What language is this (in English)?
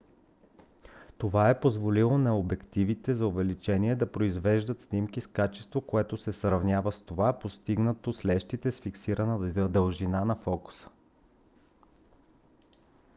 Bulgarian